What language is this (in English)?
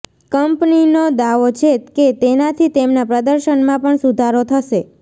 Gujarati